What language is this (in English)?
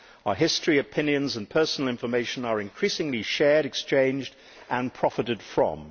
English